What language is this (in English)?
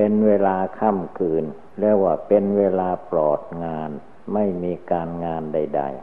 Thai